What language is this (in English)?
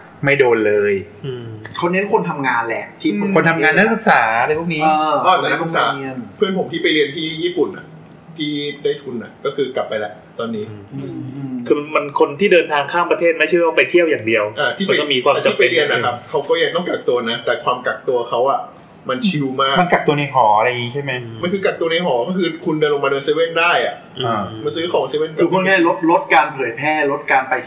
Thai